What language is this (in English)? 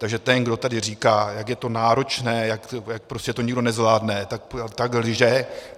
Czech